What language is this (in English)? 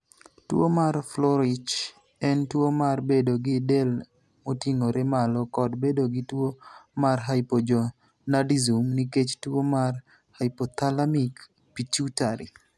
Luo (Kenya and Tanzania)